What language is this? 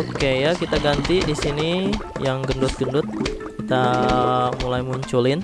Indonesian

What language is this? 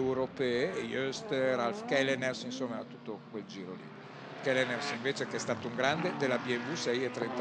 Italian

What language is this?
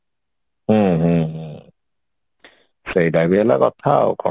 Odia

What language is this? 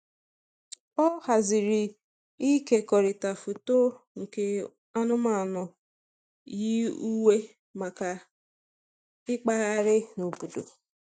Igbo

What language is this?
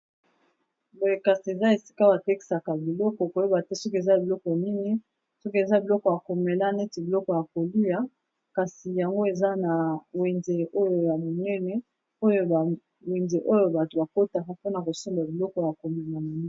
Lingala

